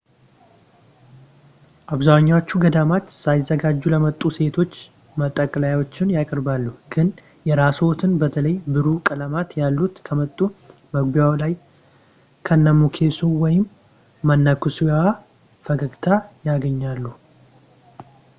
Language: Amharic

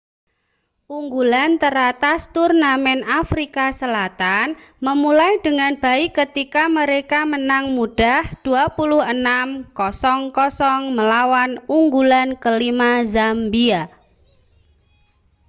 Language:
Indonesian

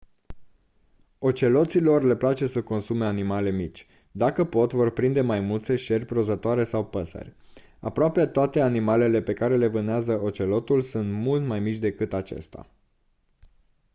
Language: Romanian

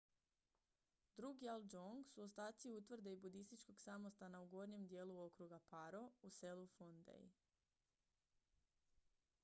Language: Croatian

